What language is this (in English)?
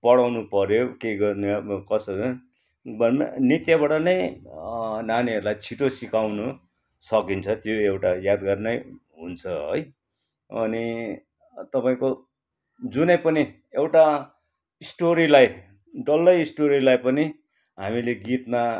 Nepali